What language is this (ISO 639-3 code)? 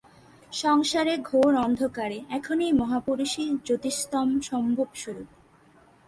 ben